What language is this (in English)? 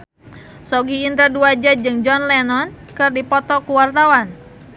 Sundanese